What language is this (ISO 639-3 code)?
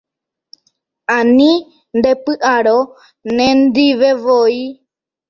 grn